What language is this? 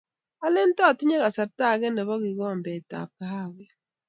Kalenjin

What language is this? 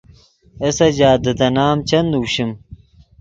Yidgha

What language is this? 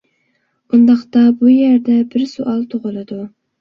Uyghur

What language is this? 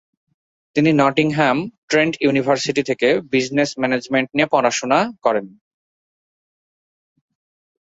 Bangla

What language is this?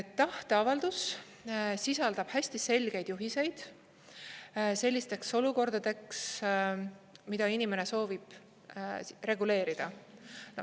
Estonian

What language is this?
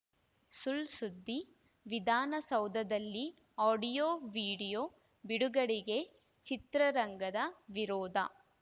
Kannada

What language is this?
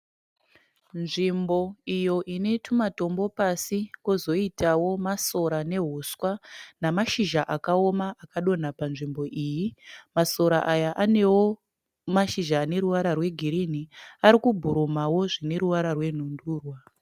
Shona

